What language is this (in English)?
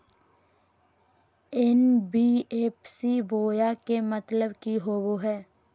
Magahi